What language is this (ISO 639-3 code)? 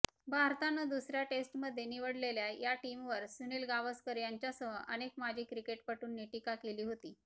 mar